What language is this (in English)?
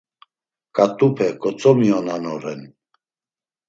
Laz